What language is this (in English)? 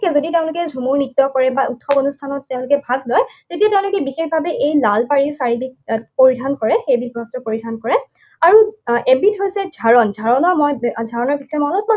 Assamese